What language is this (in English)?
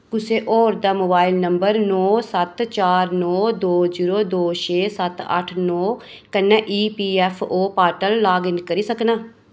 Dogri